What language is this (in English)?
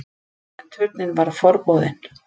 Icelandic